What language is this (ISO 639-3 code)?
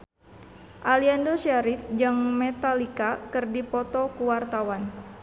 sun